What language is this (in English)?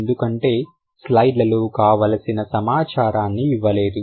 Telugu